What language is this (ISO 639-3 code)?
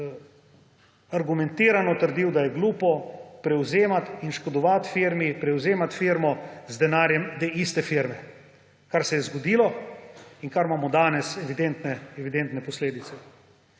slv